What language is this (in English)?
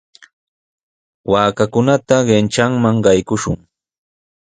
Sihuas Ancash Quechua